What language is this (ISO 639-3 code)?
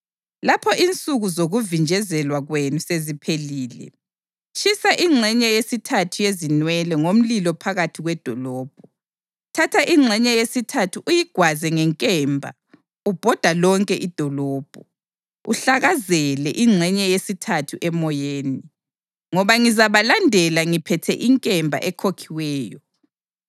nde